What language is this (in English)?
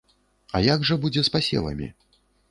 Belarusian